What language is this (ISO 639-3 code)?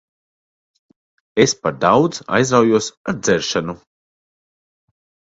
lav